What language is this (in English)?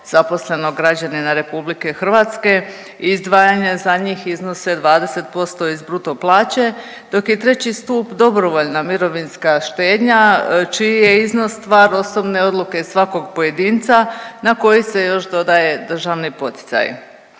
Croatian